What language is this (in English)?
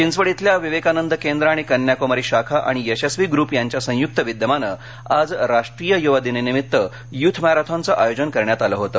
Marathi